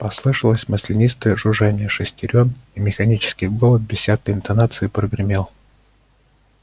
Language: Russian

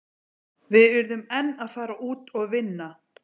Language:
Icelandic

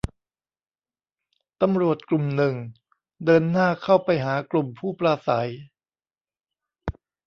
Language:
Thai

